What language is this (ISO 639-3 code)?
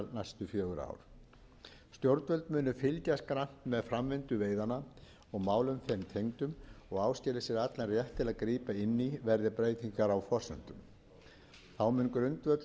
isl